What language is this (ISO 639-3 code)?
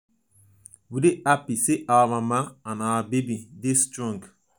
pcm